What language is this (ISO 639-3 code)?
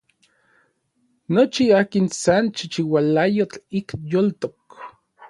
nlv